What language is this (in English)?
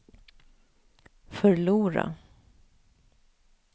Swedish